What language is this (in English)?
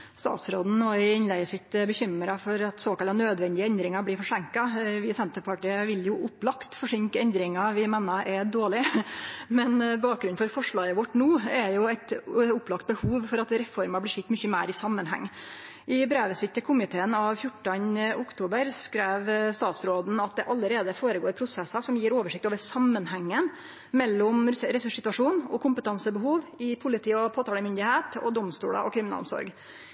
Norwegian